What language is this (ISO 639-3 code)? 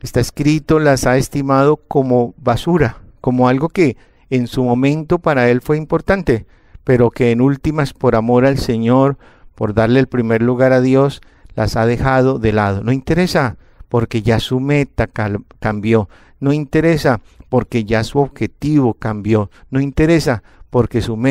spa